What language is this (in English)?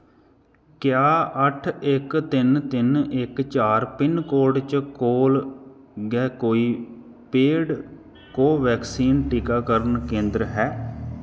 Dogri